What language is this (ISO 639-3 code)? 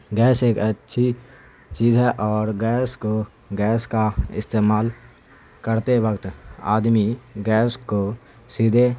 urd